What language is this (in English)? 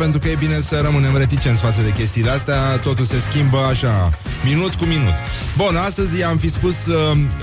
Romanian